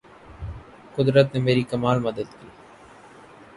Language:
Urdu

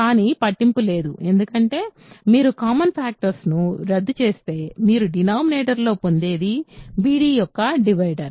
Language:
Telugu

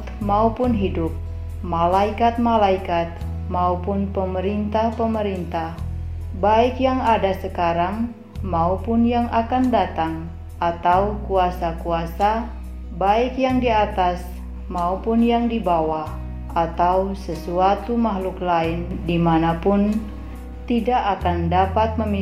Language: Indonesian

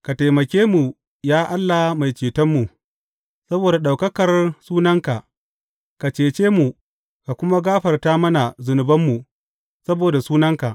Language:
Hausa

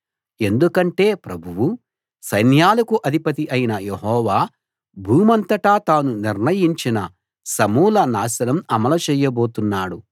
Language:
Telugu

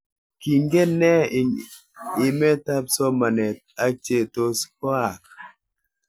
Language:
Kalenjin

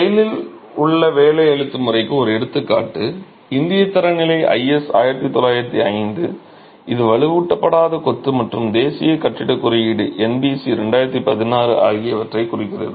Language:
Tamil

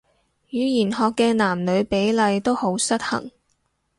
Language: Cantonese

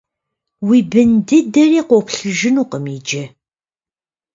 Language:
Kabardian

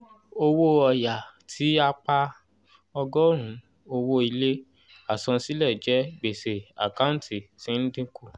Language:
Yoruba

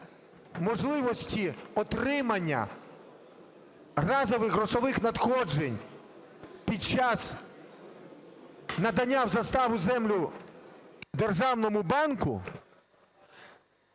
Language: Ukrainian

